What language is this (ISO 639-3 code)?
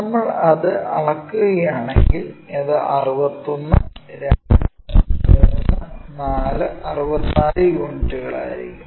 mal